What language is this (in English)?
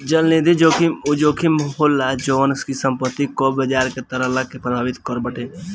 Bhojpuri